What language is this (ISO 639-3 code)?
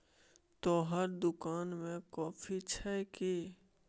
mai